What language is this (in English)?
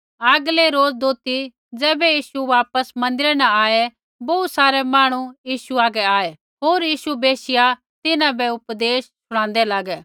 Kullu Pahari